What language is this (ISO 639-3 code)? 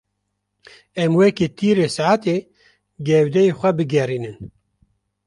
kur